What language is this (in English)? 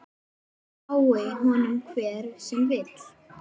Icelandic